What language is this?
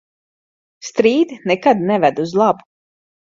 Latvian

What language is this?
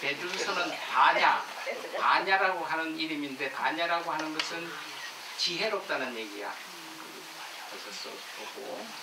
Korean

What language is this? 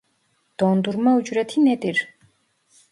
Turkish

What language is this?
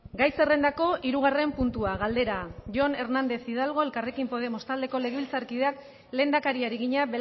Basque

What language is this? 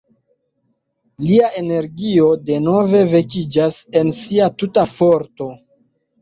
Esperanto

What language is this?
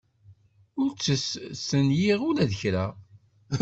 Kabyle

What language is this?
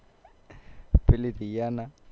Gujarati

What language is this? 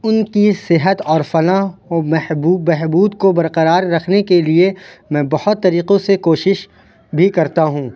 Urdu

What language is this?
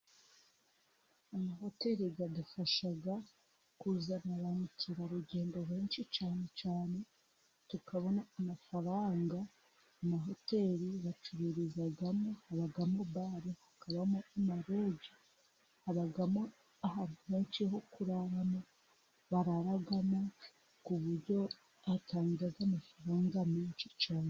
Kinyarwanda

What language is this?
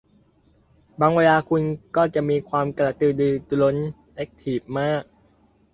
Thai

